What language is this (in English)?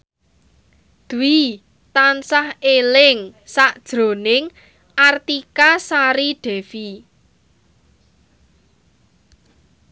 Javanese